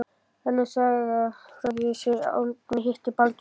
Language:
Icelandic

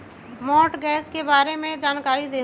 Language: Magahi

